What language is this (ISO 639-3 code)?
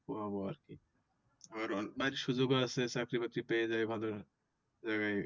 ben